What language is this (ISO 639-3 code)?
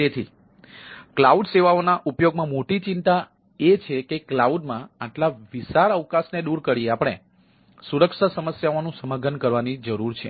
guj